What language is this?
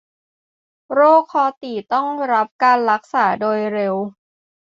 Thai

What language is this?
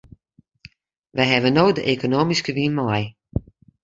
Western Frisian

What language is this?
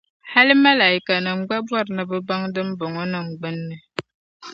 Dagbani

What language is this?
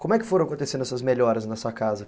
Portuguese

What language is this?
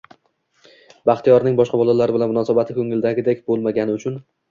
Uzbek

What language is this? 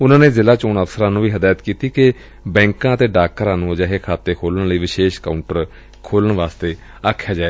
Punjabi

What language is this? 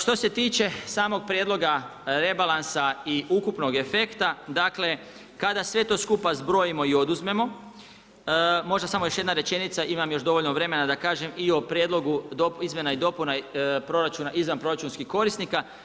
Croatian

